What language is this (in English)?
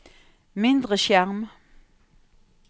Norwegian